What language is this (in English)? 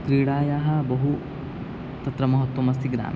Sanskrit